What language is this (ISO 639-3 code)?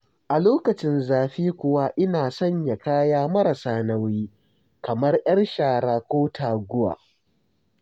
hau